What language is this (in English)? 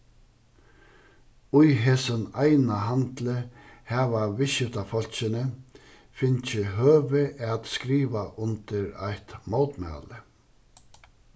Faroese